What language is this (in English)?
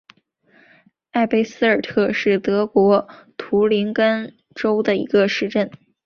Chinese